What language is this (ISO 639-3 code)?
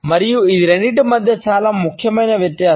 tel